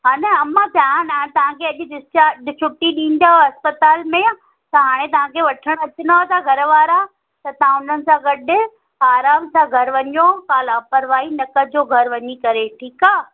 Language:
Sindhi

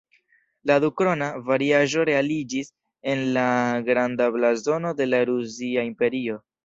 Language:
Esperanto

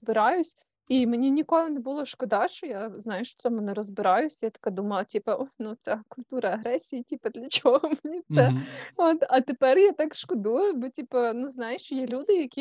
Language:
Ukrainian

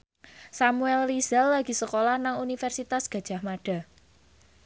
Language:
Javanese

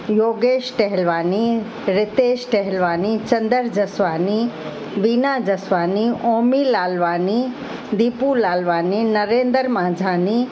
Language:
Sindhi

